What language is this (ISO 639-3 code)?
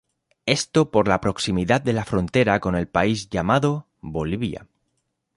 spa